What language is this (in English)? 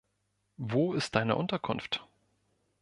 German